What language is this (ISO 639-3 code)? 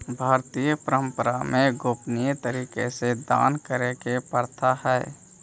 mag